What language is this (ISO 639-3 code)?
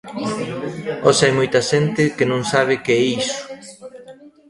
glg